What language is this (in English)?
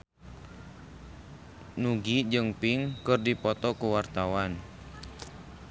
Sundanese